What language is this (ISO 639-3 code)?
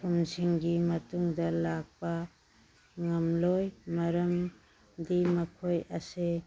mni